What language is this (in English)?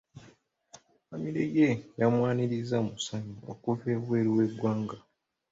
Ganda